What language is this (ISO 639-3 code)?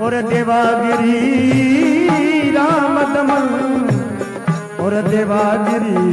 hin